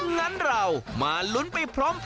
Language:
Thai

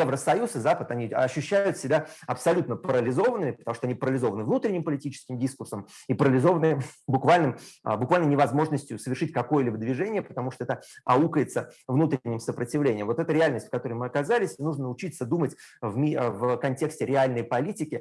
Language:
Russian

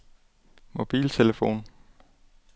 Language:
Danish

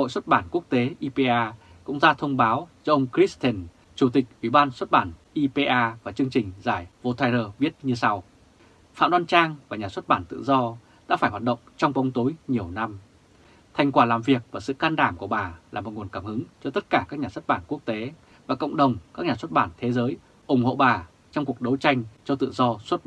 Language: Vietnamese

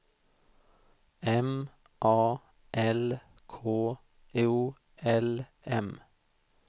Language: Swedish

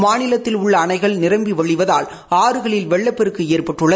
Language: Tamil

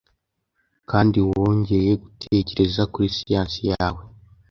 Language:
Kinyarwanda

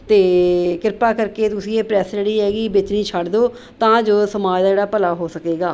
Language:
Punjabi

